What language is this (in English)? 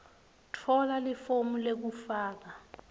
Swati